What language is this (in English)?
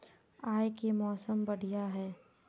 Magahi